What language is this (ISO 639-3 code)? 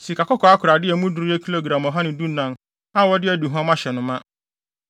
aka